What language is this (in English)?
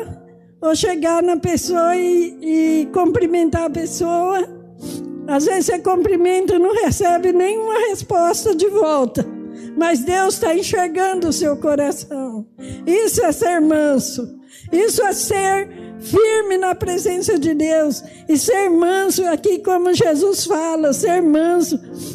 Portuguese